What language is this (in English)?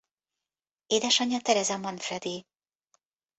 Hungarian